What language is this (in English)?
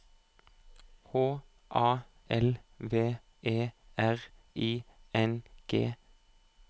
Norwegian